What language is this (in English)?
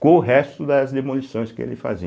Portuguese